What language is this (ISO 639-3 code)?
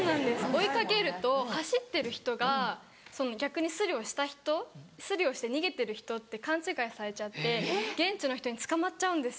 jpn